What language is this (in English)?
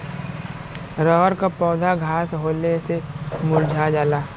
Bhojpuri